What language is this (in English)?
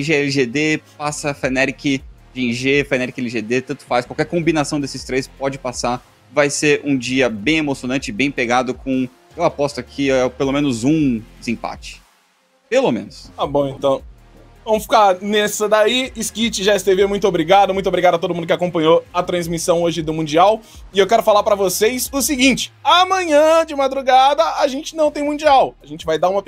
Portuguese